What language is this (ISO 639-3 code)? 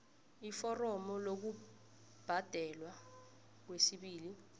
nbl